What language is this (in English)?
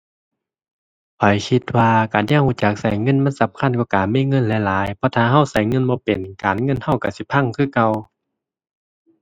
Thai